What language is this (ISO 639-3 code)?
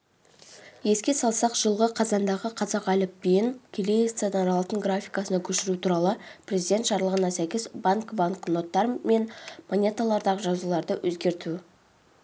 kaz